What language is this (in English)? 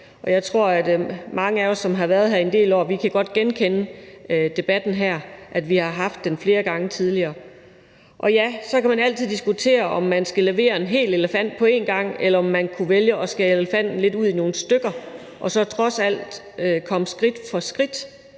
Danish